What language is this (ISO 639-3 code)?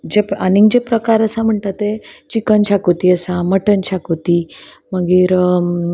kok